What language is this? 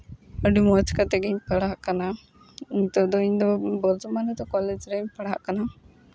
Santali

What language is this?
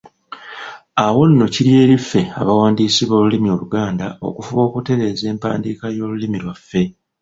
Ganda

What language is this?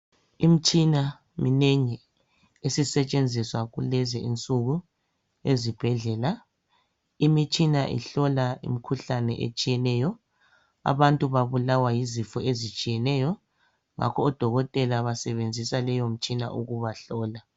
North Ndebele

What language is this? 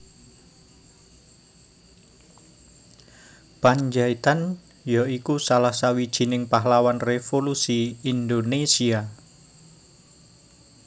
Javanese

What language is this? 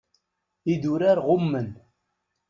Kabyle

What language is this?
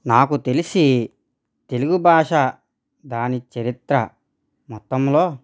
Telugu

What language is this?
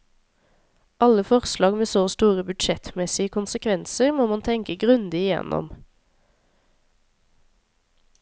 Norwegian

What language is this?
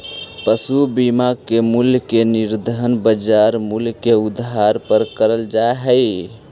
Magahi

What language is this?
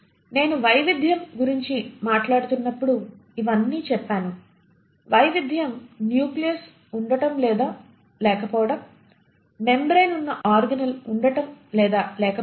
Telugu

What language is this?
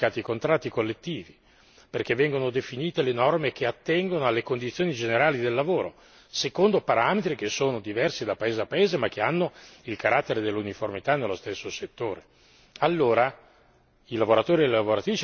Italian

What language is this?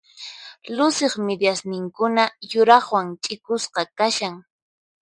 Puno Quechua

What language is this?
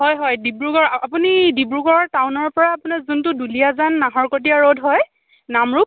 Assamese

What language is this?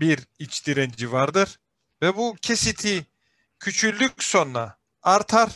Turkish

